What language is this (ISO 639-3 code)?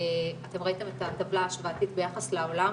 heb